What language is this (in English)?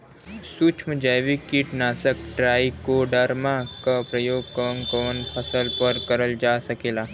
Bhojpuri